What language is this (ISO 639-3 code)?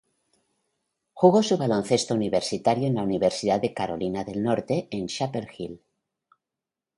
spa